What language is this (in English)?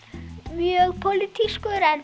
Icelandic